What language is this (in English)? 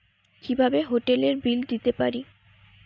Bangla